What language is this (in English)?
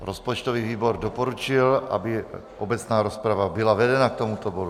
Czech